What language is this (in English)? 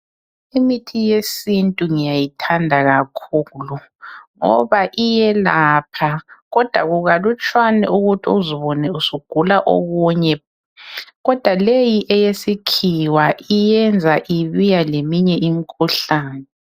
North Ndebele